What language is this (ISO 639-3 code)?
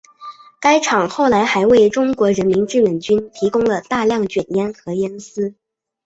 zho